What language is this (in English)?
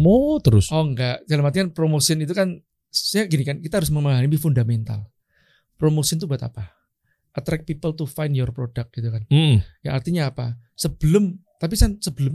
Indonesian